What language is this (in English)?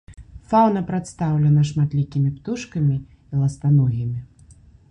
Belarusian